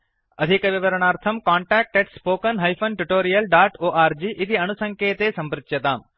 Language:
Sanskrit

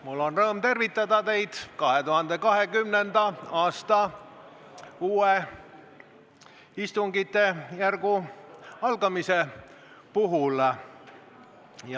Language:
Estonian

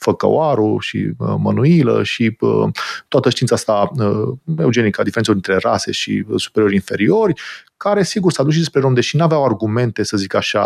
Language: Romanian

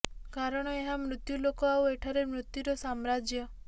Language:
Odia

